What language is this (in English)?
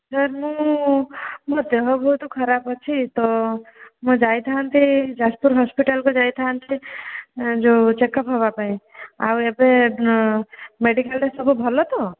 Odia